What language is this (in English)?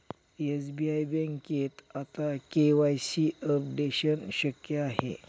Marathi